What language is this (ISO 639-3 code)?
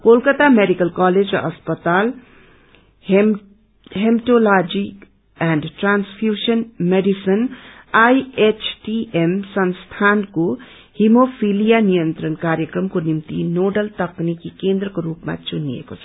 nep